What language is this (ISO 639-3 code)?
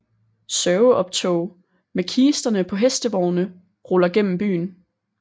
dan